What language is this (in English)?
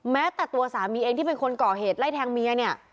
Thai